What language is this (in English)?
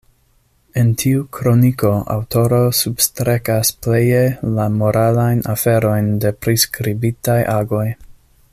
Esperanto